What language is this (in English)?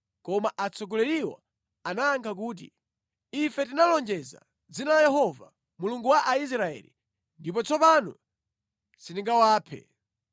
Nyanja